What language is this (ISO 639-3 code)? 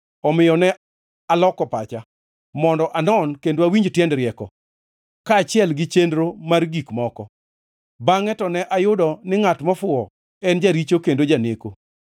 luo